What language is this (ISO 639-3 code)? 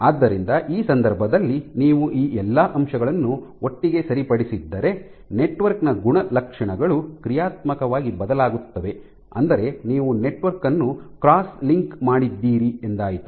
kan